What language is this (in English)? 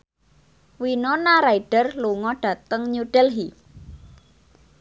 Javanese